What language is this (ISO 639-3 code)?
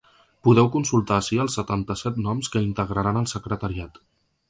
cat